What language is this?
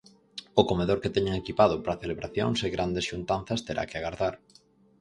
Galician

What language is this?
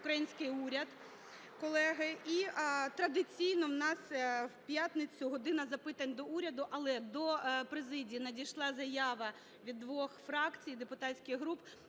Ukrainian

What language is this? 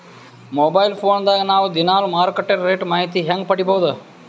Kannada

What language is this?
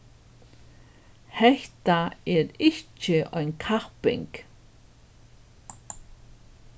Faroese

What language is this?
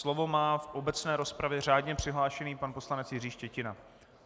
Czech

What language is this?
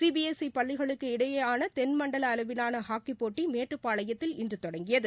Tamil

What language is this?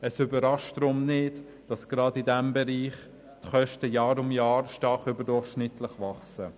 Swiss German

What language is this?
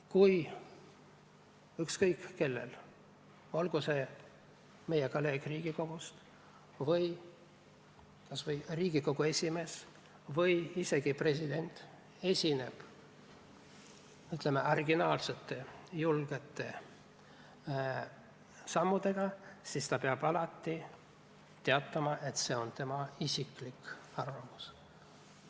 Estonian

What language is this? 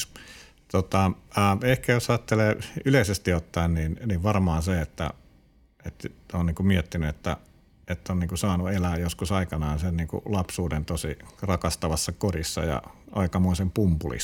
Finnish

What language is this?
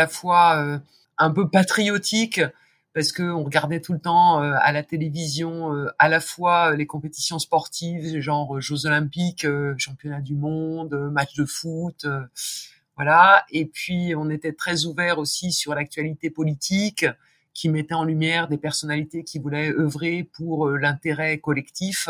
French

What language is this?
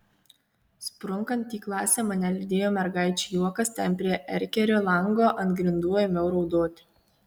Lithuanian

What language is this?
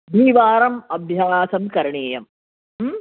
Sanskrit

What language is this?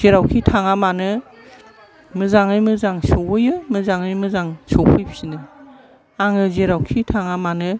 Bodo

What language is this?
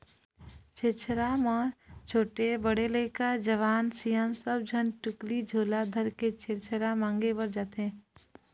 Chhattisgarhi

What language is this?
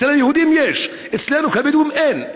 Hebrew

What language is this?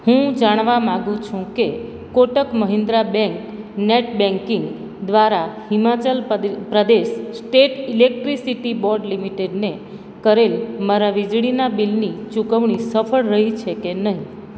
Gujarati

